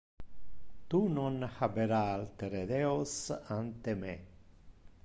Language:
Interlingua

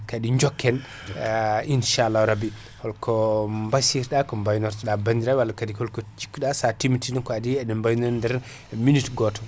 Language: Fula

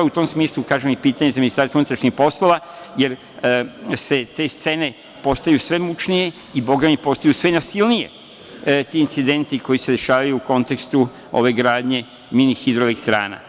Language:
Serbian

